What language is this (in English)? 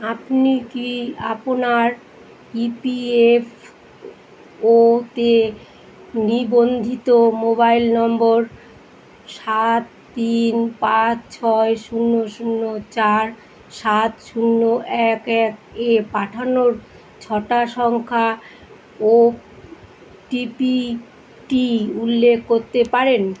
Bangla